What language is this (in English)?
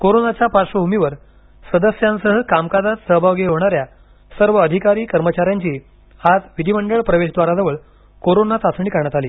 Marathi